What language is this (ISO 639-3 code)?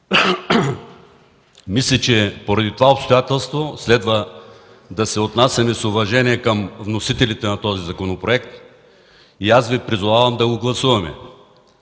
bul